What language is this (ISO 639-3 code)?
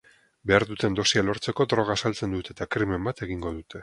eus